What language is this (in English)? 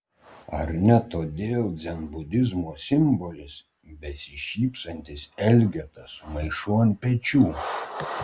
Lithuanian